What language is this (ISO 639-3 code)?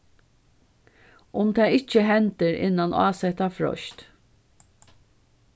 fao